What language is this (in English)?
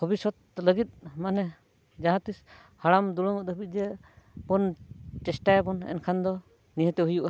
Santali